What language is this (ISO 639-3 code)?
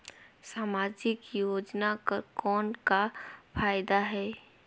hne